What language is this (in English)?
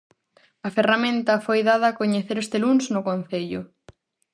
Galician